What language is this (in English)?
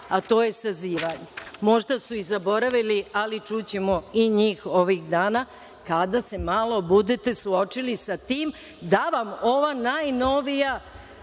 Serbian